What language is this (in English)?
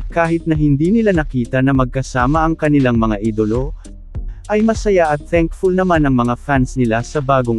Filipino